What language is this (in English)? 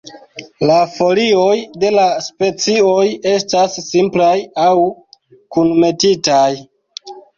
Esperanto